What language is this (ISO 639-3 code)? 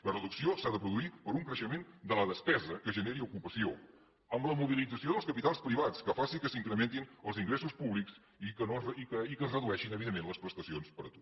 cat